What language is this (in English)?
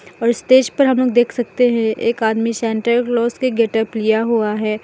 Hindi